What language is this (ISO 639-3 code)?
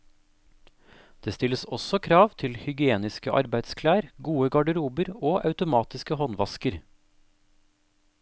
nor